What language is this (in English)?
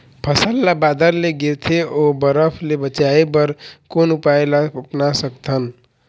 Chhattisgarhi